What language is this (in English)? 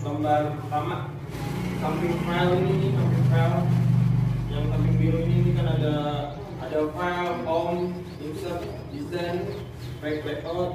Indonesian